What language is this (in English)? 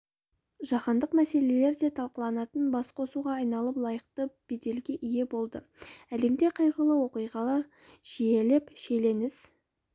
Kazakh